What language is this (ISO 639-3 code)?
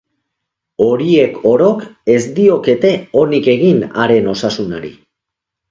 eus